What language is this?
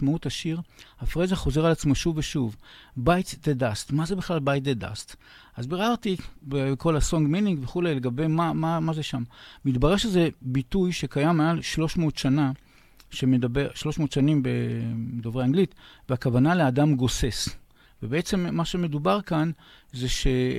Hebrew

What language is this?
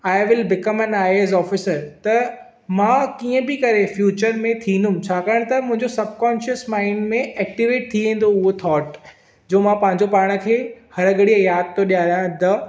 Sindhi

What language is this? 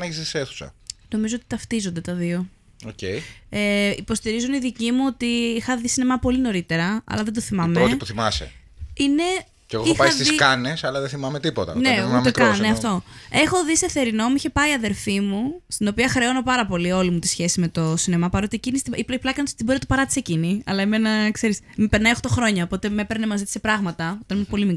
Greek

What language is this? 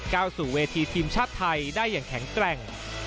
Thai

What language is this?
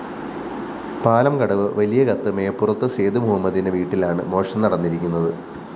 Malayalam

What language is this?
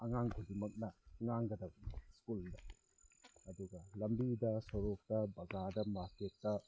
Manipuri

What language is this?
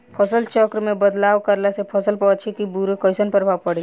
Bhojpuri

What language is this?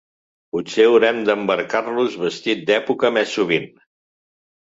Catalan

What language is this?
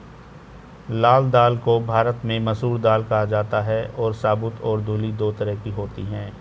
Hindi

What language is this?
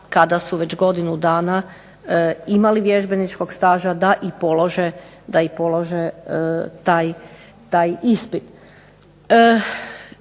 Croatian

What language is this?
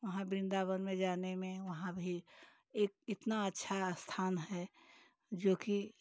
Hindi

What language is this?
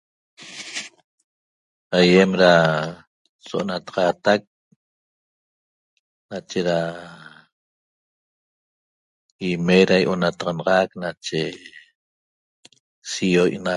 Toba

